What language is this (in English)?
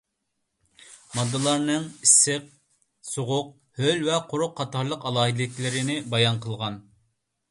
Uyghur